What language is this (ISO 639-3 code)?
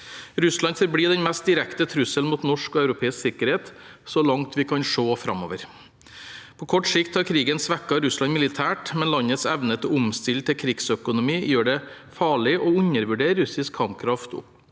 nor